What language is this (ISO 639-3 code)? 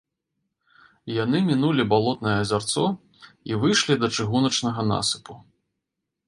bel